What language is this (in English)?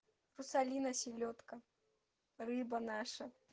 Russian